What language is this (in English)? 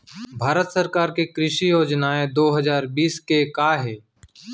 Chhattisgarhi